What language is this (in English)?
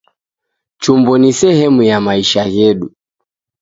Taita